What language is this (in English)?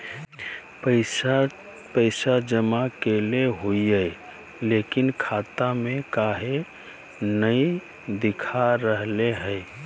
Magahi